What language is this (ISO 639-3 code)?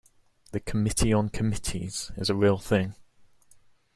eng